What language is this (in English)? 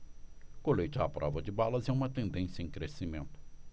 Portuguese